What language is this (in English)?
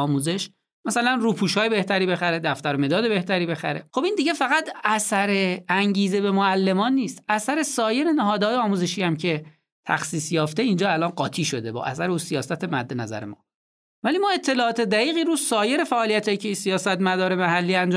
Persian